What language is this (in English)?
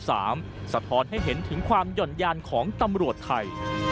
Thai